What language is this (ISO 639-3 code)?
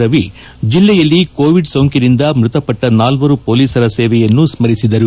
kan